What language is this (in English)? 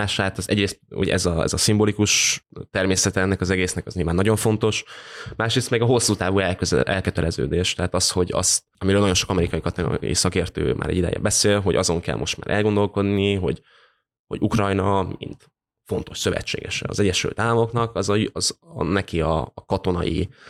Hungarian